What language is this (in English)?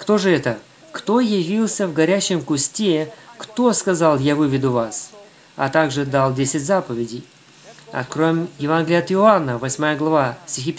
Russian